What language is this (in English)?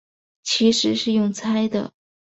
Chinese